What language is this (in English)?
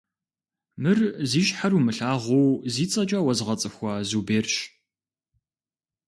Kabardian